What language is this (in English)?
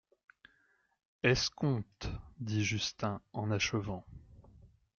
French